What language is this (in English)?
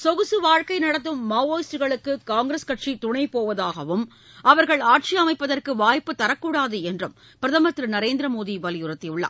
Tamil